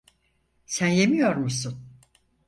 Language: Turkish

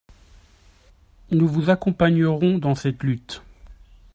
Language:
French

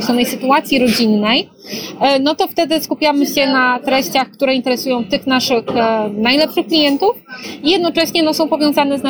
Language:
Polish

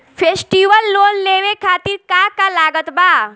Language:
Bhojpuri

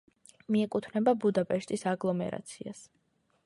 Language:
Georgian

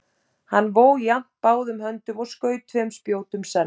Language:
Icelandic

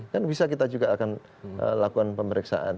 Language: Indonesian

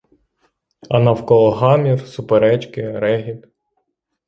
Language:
Ukrainian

